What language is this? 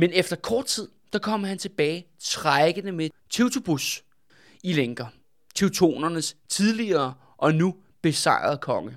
Danish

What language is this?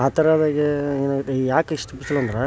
Kannada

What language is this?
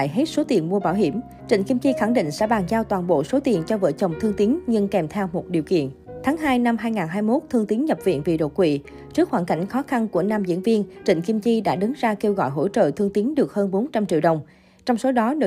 Vietnamese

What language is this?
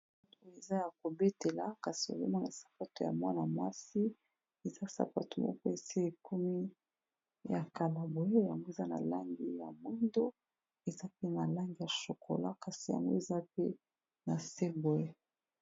Lingala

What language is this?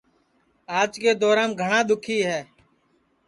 Sansi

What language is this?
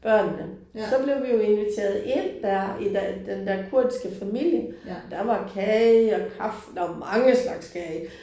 Danish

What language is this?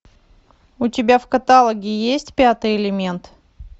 Russian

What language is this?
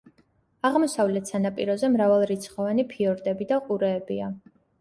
Georgian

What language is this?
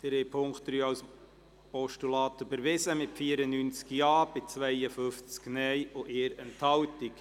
Swiss German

